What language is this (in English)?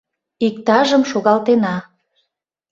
Mari